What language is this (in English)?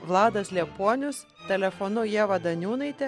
Lithuanian